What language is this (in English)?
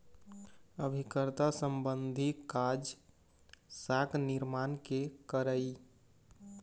Chhattisgarhi